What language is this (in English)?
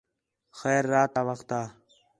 Khetrani